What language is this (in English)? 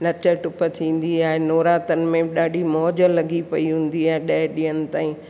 Sindhi